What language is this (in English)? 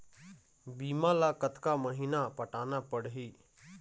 Chhattisgarhi